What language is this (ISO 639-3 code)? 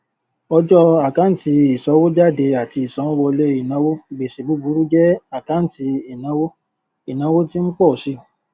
yor